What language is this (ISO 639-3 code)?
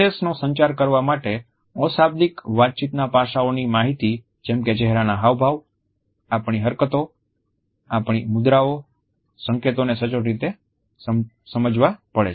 guj